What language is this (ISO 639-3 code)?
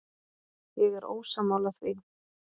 isl